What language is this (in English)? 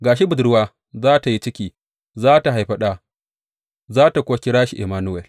Hausa